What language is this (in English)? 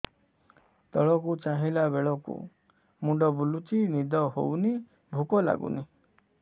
Odia